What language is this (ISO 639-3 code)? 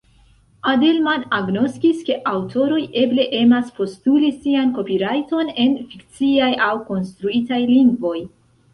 epo